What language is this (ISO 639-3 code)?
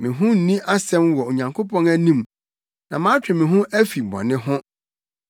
aka